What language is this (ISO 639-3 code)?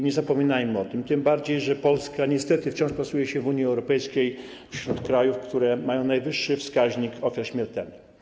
pol